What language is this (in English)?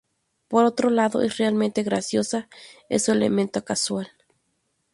Spanish